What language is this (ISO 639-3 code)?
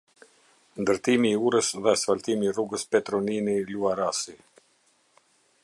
sqi